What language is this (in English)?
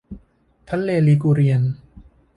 Thai